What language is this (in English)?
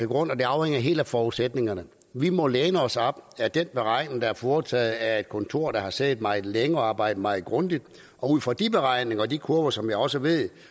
Danish